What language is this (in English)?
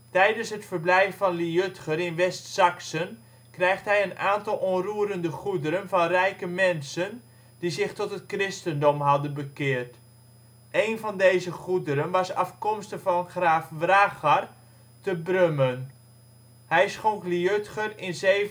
Dutch